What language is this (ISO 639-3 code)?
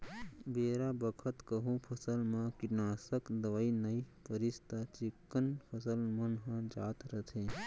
hne